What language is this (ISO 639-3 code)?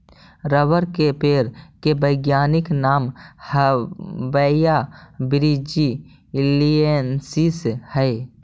mag